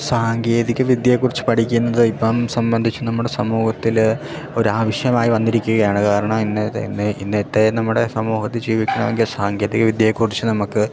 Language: Malayalam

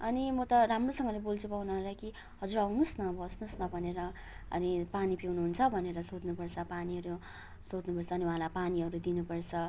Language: Nepali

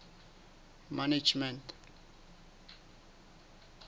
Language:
Southern Sotho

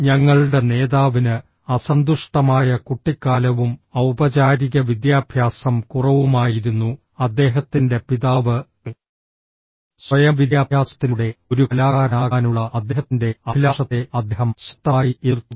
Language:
Malayalam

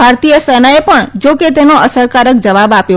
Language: Gujarati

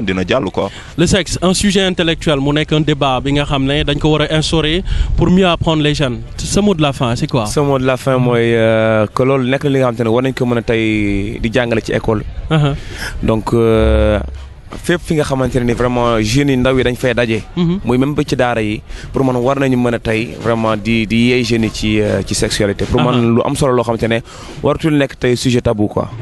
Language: French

